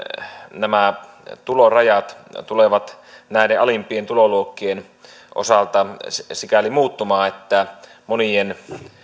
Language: Finnish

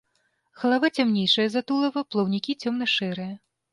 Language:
Belarusian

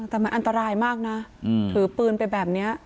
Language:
Thai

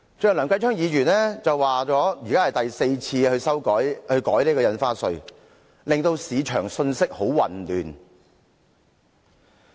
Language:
Cantonese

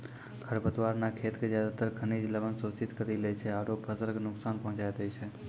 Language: Maithili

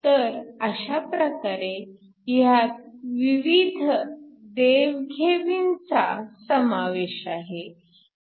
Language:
Marathi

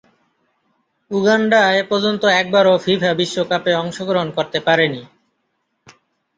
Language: Bangla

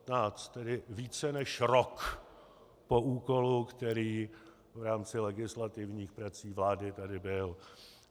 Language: Czech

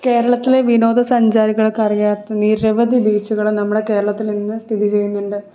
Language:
Malayalam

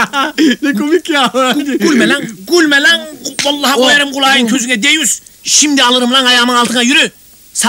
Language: Turkish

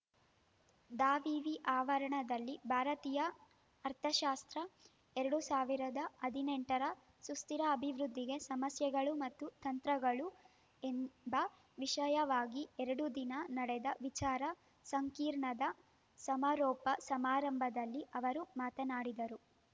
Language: Kannada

